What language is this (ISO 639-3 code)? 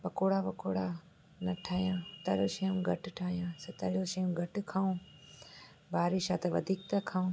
snd